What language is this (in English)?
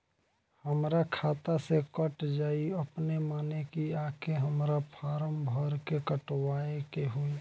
Bhojpuri